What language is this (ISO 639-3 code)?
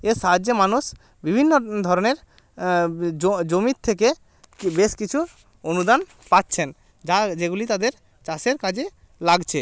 ben